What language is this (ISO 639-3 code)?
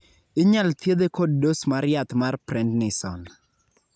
luo